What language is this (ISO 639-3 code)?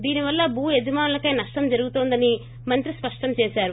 tel